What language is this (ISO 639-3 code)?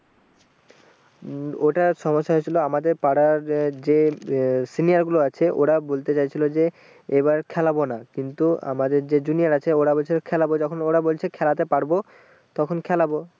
ben